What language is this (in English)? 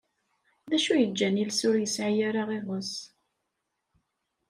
Kabyle